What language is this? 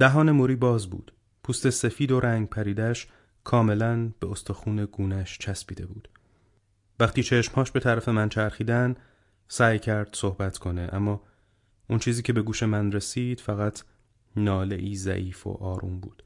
Persian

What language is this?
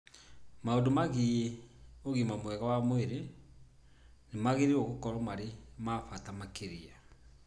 Kikuyu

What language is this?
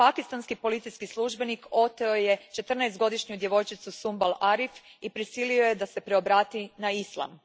Croatian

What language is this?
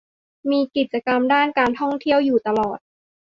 Thai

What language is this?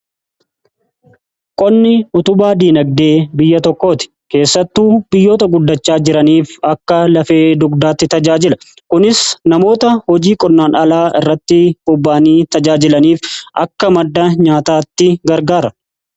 Oromo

